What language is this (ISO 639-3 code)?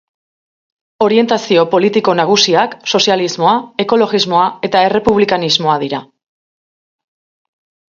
eus